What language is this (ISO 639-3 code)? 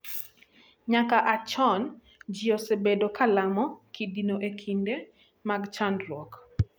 luo